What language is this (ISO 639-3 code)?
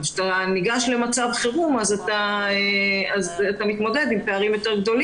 heb